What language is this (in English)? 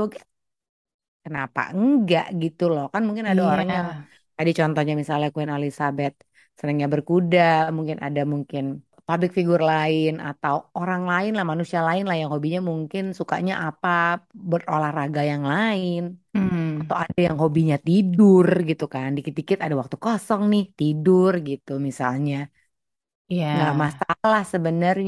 Indonesian